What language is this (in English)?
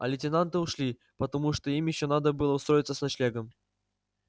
Russian